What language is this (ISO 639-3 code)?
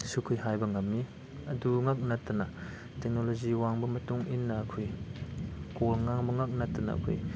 mni